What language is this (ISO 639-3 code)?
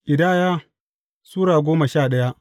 hau